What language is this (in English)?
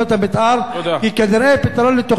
Hebrew